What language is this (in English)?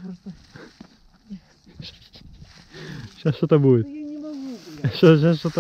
Russian